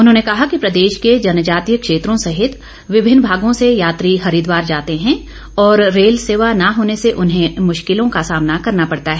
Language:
Hindi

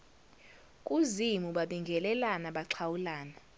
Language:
Zulu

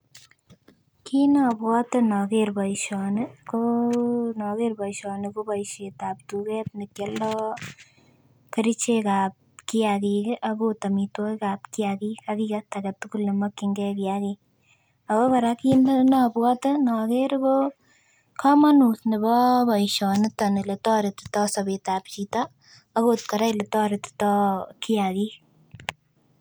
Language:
Kalenjin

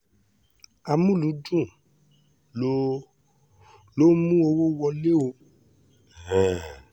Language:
Yoruba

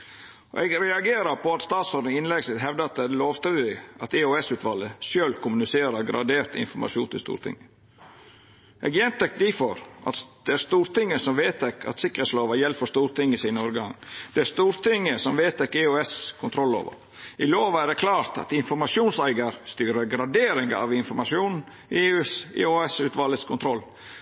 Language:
Norwegian Nynorsk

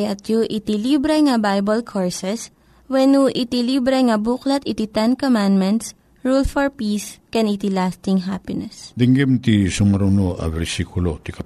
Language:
Filipino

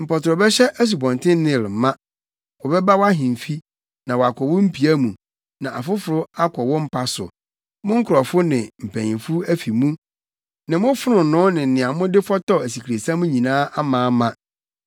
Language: Akan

